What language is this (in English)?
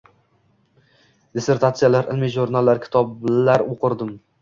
Uzbek